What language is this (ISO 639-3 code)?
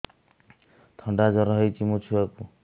ori